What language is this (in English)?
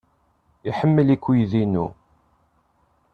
Kabyle